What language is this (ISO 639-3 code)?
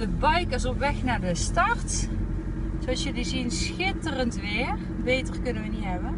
nld